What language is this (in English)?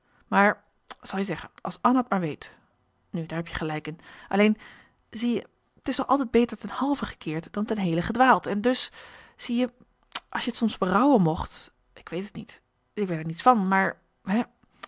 Dutch